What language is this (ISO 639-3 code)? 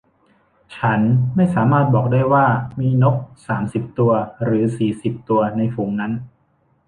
tha